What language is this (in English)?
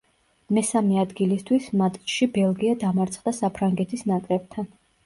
Georgian